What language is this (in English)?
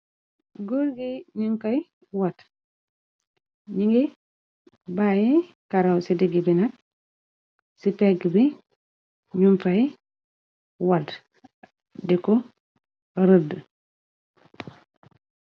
Wolof